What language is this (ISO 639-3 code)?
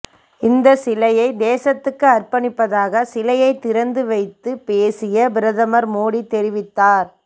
tam